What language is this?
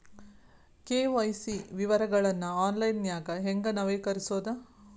Kannada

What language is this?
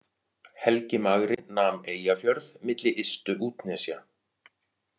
Icelandic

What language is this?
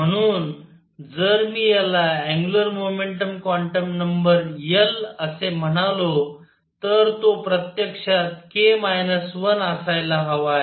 Marathi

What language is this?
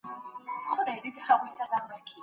Pashto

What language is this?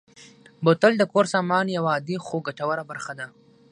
Pashto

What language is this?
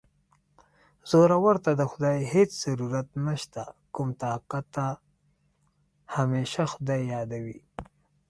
Pashto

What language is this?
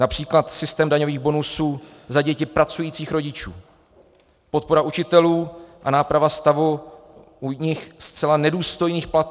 Czech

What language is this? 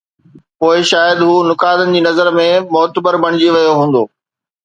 Sindhi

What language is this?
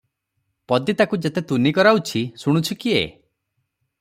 Odia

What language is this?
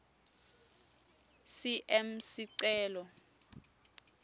Swati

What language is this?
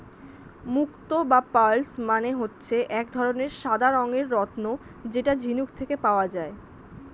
Bangla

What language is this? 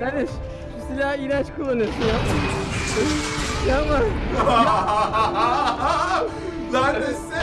Turkish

